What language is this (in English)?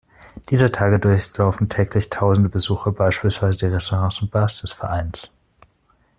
German